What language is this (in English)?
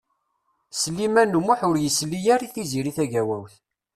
Kabyle